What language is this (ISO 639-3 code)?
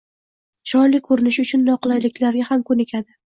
uzb